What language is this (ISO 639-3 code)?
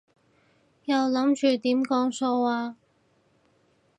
yue